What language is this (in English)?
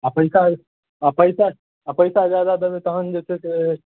Maithili